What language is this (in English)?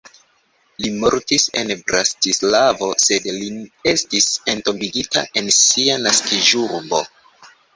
Esperanto